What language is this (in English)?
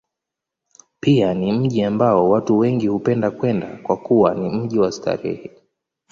Swahili